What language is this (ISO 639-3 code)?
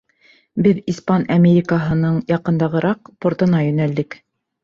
bak